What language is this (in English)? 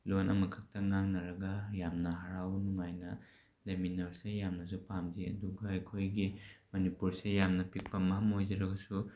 Manipuri